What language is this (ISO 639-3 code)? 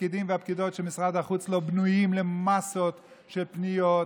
heb